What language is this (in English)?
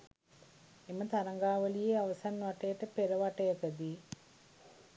Sinhala